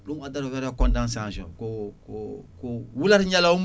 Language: Fula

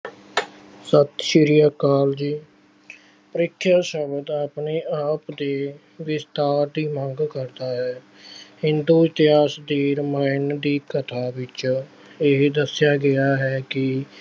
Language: Punjabi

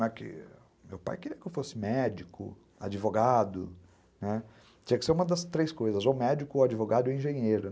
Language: Portuguese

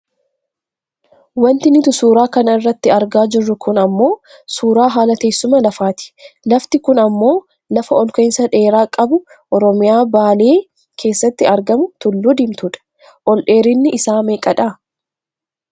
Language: Oromo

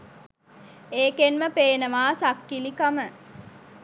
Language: Sinhala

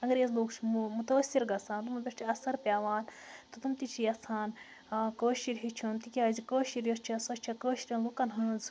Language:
Kashmiri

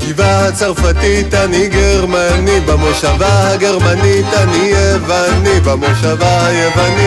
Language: Hebrew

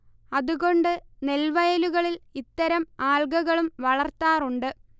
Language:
Malayalam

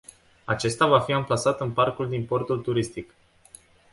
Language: Romanian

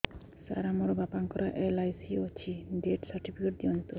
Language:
Odia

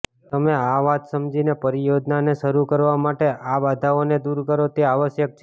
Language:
Gujarati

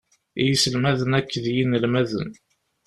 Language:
Kabyle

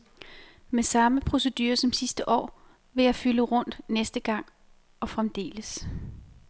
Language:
Danish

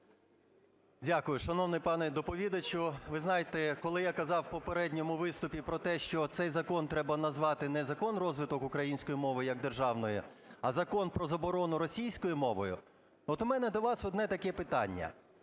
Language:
Ukrainian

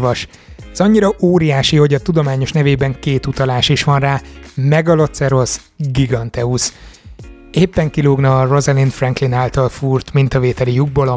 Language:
Hungarian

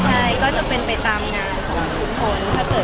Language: Thai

